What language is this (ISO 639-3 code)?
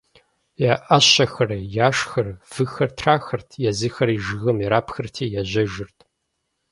kbd